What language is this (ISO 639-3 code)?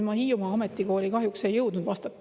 est